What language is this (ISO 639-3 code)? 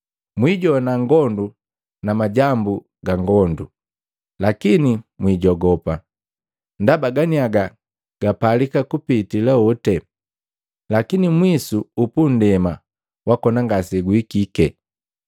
mgv